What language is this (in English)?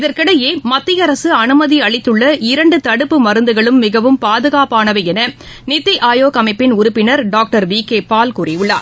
Tamil